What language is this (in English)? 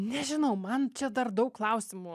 Lithuanian